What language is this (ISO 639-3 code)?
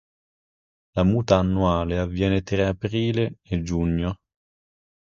ita